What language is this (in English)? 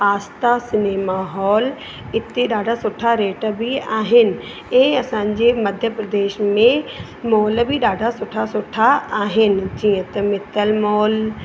Sindhi